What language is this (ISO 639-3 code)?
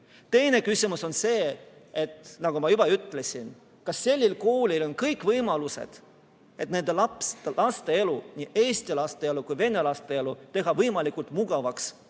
est